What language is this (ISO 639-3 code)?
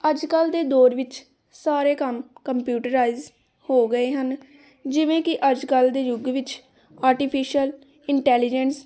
pan